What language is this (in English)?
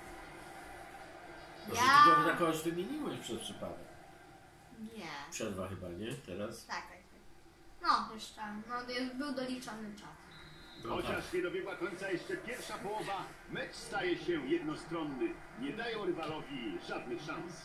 Polish